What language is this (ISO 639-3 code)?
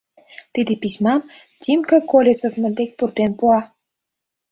chm